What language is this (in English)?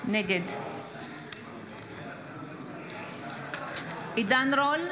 Hebrew